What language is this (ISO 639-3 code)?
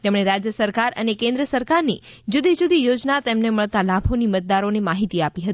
guj